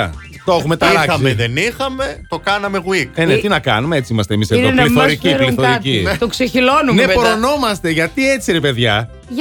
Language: Greek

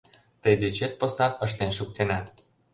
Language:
Mari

